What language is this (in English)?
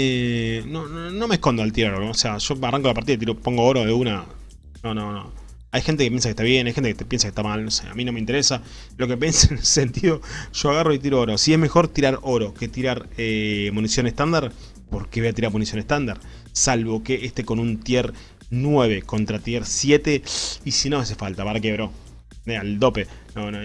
Spanish